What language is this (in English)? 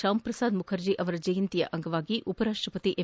Kannada